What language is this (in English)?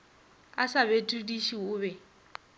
Northern Sotho